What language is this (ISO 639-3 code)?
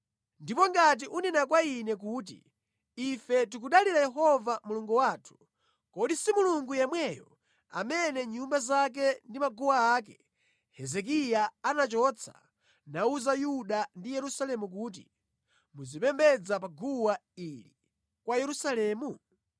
nya